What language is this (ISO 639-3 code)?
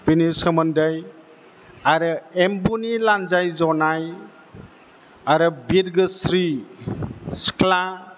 brx